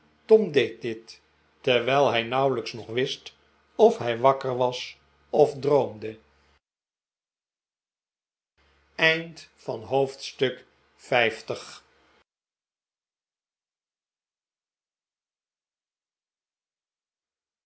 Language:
Dutch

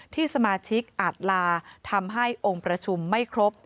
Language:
Thai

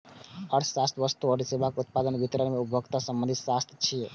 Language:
Maithili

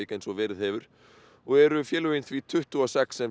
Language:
Icelandic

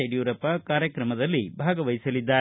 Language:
Kannada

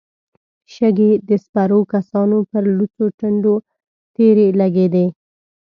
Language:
Pashto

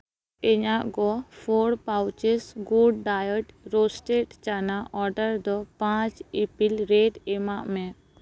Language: Santali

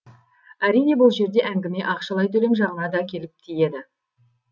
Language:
Kazakh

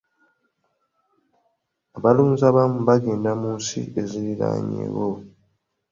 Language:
Ganda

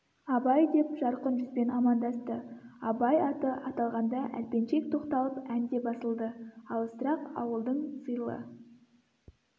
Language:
Kazakh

